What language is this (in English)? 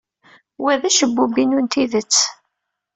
Kabyle